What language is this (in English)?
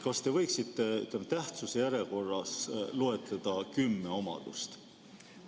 Estonian